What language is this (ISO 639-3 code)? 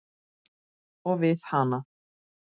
isl